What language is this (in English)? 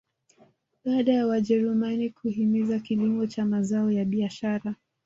Swahili